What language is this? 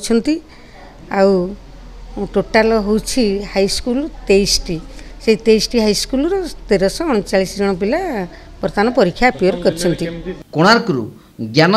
Bangla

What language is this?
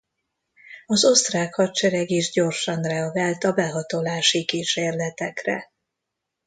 Hungarian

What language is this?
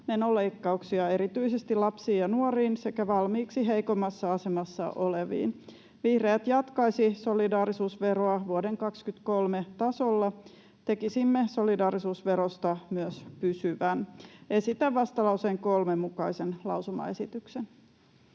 Finnish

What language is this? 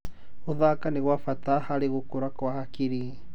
Kikuyu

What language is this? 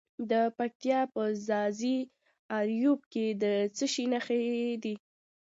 Pashto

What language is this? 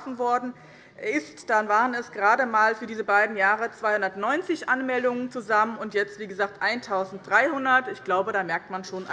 German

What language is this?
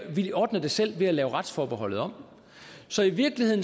Danish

